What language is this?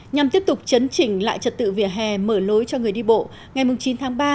Vietnamese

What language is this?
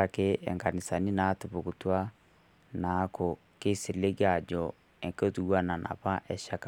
Masai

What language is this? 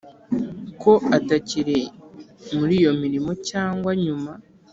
Kinyarwanda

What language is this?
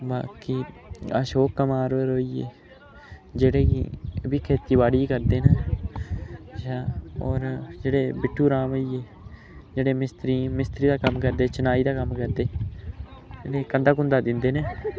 Dogri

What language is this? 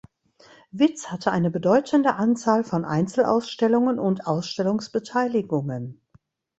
German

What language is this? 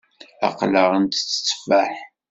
Kabyle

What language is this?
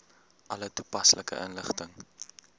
Afrikaans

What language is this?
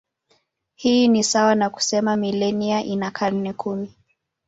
Swahili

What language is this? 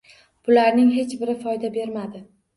Uzbek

